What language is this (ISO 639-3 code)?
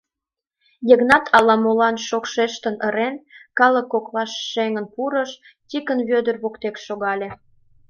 chm